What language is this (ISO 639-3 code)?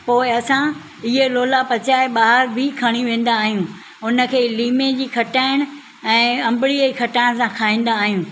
snd